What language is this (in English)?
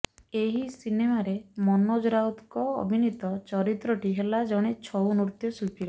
Odia